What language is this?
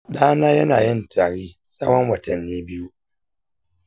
Hausa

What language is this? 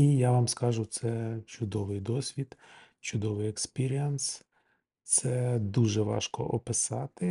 Ukrainian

